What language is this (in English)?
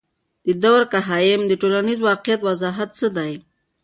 Pashto